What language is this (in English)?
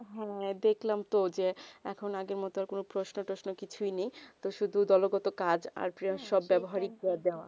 Bangla